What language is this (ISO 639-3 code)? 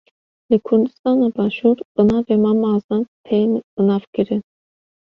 kur